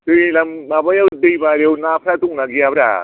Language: Bodo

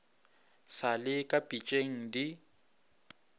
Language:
Northern Sotho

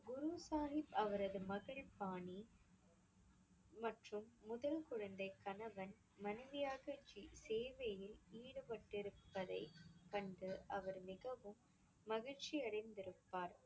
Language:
Tamil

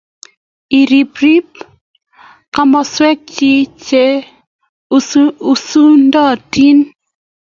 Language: Kalenjin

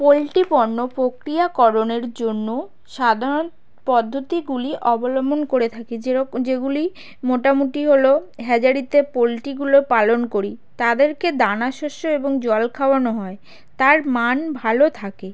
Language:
Bangla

